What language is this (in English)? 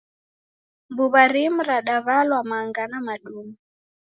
Taita